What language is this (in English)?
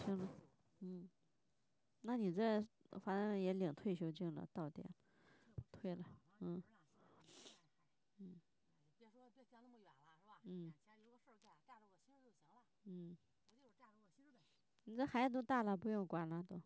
Chinese